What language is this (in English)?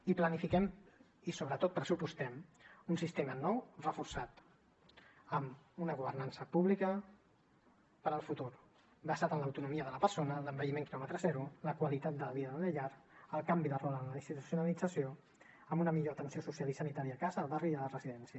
Catalan